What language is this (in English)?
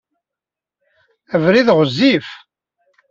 Kabyle